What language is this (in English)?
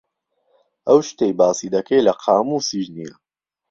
Central Kurdish